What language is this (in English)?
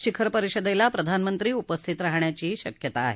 Marathi